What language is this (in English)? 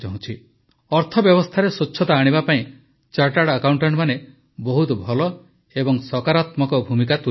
Odia